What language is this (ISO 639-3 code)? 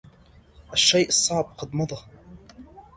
ara